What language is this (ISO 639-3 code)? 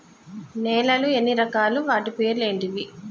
tel